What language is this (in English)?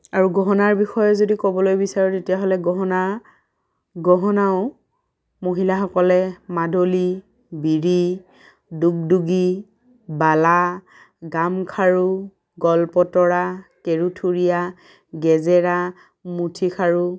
Assamese